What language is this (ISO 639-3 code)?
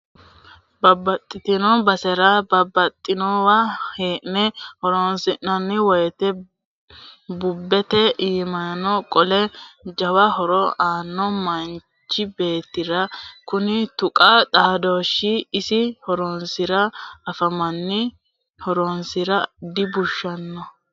sid